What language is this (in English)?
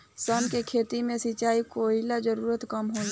Bhojpuri